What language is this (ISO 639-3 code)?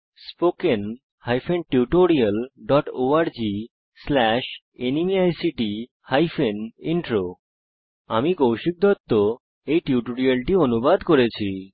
ben